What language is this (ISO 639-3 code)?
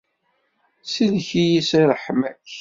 kab